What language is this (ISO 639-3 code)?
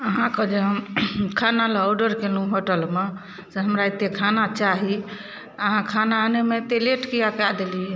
mai